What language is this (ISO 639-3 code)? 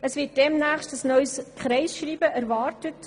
gsw